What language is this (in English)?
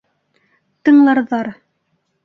Bashkir